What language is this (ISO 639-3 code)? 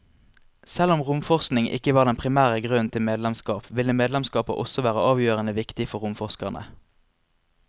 nor